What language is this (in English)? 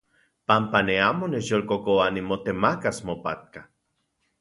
Central Puebla Nahuatl